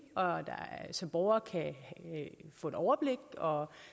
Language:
Danish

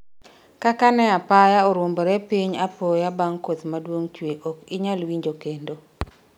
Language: Luo (Kenya and Tanzania)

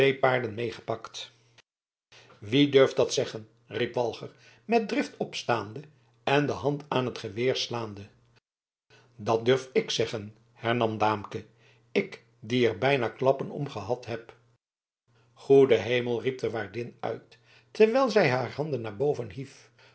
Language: Dutch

